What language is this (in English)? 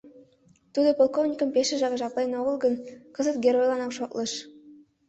Mari